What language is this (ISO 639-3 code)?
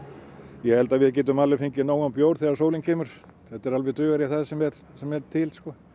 isl